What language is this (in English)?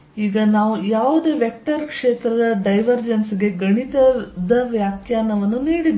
Kannada